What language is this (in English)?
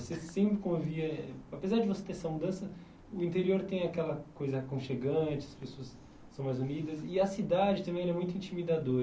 Portuguese